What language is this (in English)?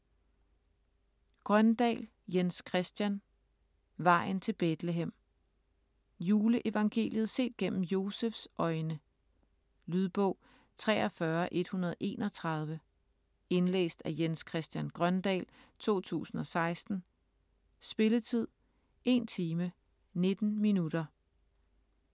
Danish